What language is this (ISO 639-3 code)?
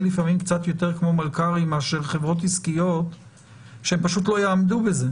heb